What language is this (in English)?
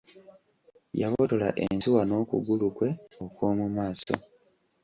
Ganda